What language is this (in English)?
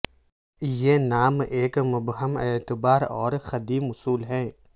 Urdu